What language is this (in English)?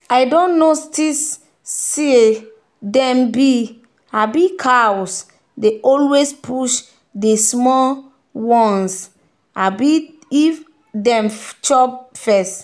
Nigerian Pidgin